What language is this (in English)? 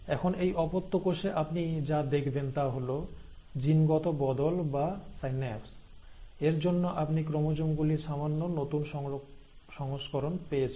Bangla